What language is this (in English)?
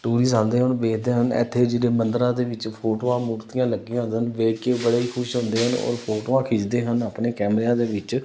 Punjabi